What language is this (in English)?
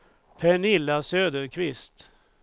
Swedish